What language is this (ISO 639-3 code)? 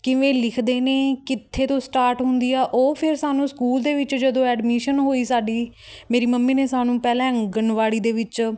pan